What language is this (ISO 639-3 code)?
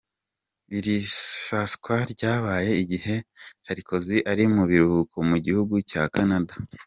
kin